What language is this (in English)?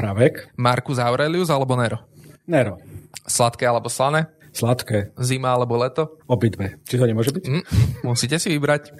Slovak